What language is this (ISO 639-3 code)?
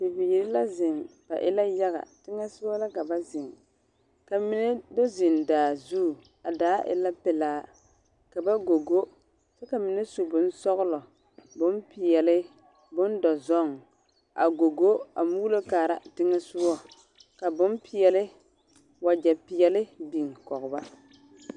dga